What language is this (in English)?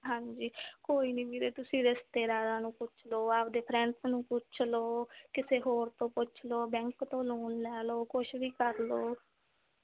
Punjabi